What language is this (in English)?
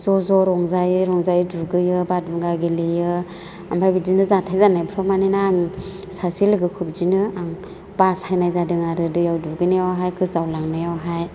Bodo